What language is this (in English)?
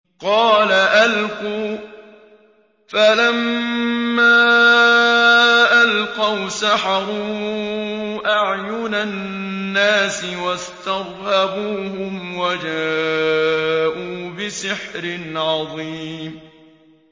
Arabic